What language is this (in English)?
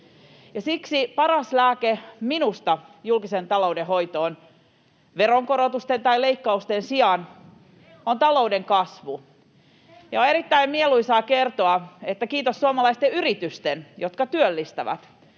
Finnish